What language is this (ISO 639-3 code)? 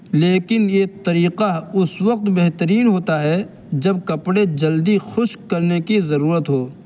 urd